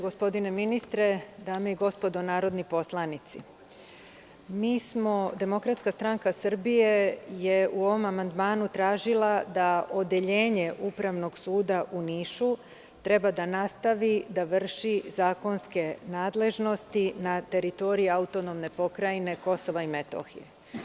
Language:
Serbian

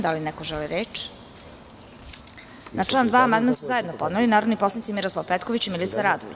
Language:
Serbian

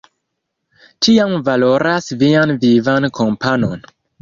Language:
Esperanto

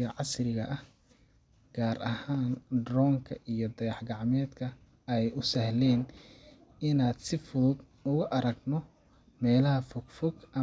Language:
Somali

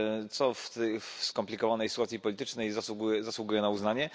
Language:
Polish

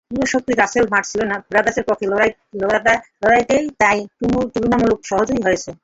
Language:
Bangla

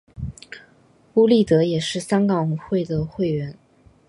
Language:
Chinese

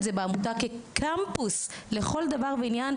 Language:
Hebrew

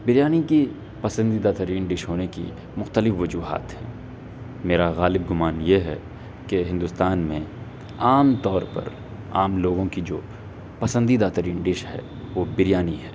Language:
Urdu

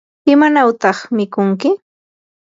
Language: Yanahuanca Pasco Quechua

